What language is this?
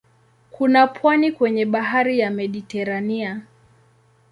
Swahili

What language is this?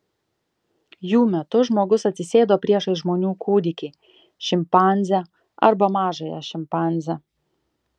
Lithuanian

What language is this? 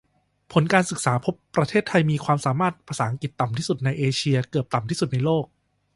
Thai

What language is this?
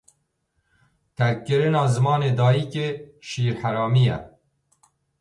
Kurdish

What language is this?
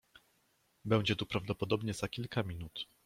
Polish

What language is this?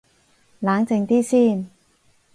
Cantonese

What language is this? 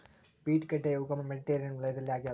Kannada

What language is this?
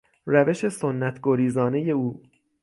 Persian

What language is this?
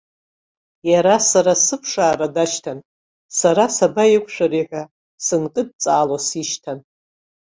Abkhazian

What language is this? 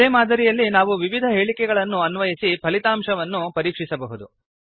Kannada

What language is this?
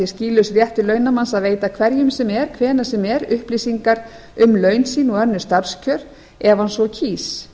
Icelandic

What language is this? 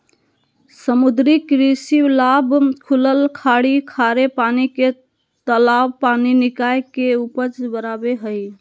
Magahi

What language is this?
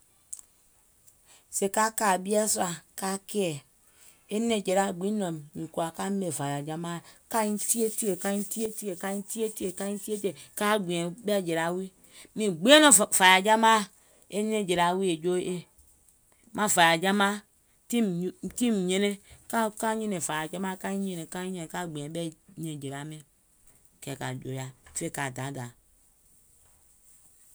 Gola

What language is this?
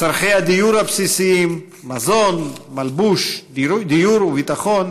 Hebrew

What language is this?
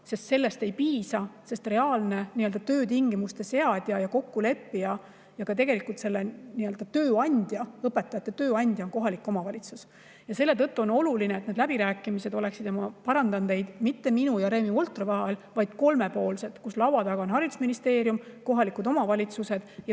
Estonian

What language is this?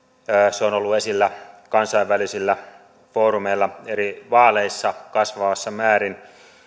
Finnish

